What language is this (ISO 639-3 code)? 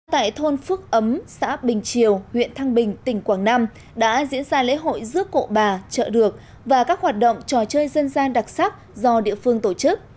vie